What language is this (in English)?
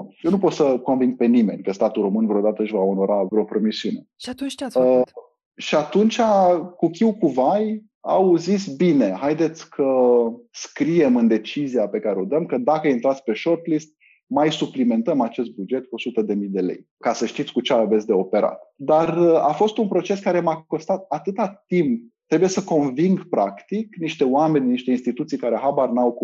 Romanian